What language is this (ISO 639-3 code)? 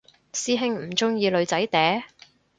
yue